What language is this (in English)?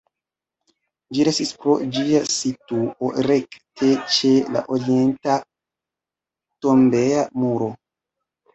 Esperanto